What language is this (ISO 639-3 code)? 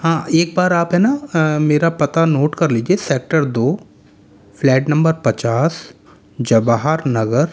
hin